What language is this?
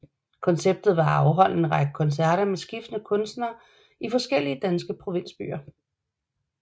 Danish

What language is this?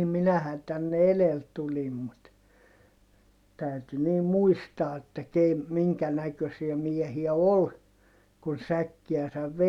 Finnish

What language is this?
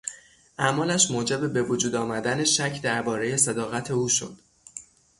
Persian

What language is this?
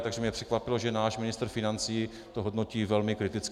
Czech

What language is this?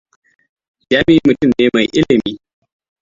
Hausa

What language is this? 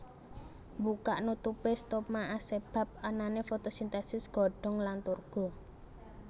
Javanese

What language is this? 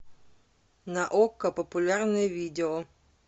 Russian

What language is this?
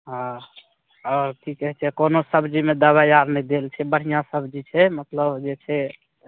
Maithili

